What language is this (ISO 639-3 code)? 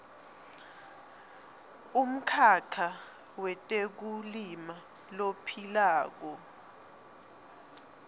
ssw